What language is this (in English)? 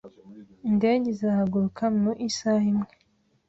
Kinyarwanda